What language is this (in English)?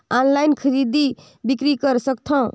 Chhattisgarhi